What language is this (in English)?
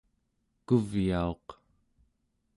Central Yupik